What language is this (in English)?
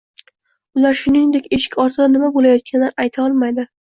Uzbek